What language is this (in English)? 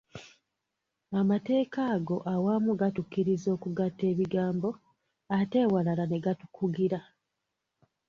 Ganda